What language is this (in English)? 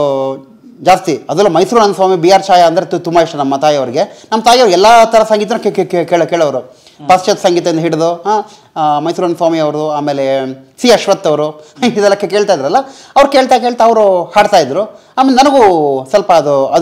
Kannada